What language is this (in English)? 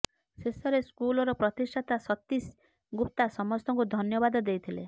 Odia